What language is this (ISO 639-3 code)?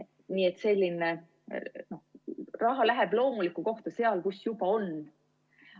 est